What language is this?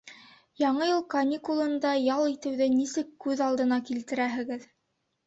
Bashkir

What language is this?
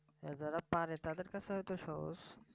Bangla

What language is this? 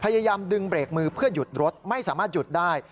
Thai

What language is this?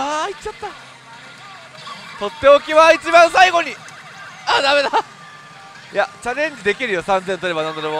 Japanese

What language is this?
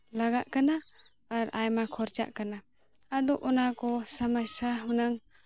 Santali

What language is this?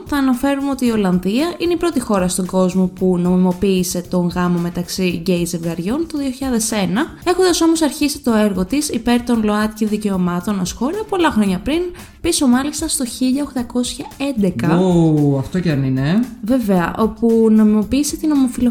Greek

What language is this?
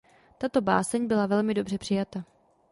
Czech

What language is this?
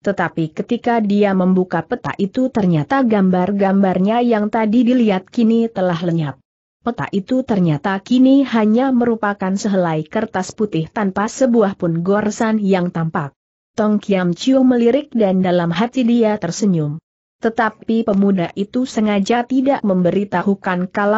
Indonesian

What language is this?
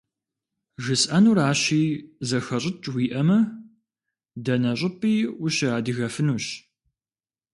Kabardian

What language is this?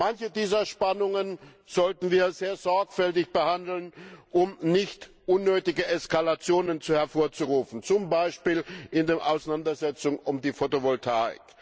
German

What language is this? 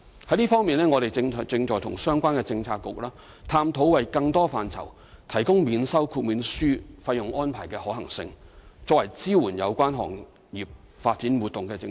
Cantonese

